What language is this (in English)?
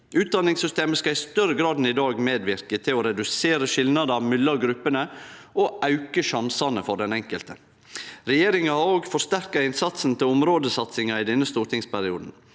Norwegian